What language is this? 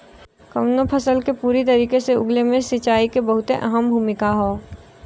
Bhojpuri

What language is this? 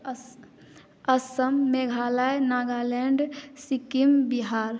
Maithili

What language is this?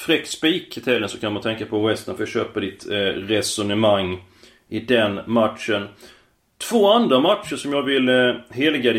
Swedish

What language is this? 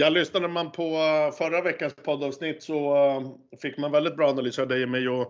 Swedish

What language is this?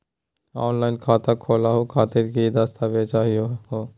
Magahi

